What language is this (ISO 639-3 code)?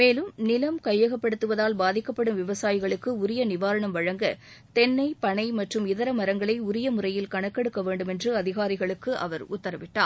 tam